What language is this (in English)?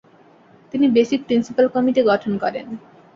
Bangla